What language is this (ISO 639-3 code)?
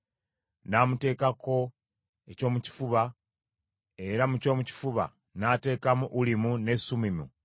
lug